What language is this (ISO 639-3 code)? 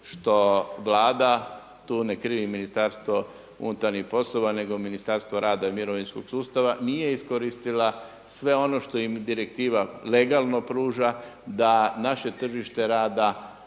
hrv